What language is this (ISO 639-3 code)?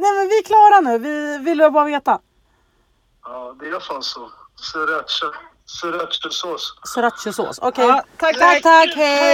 swe